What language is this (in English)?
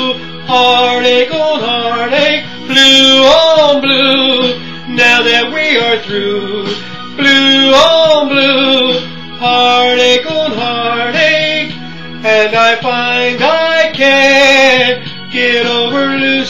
English